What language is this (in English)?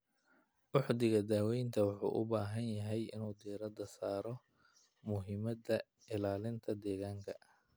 Somali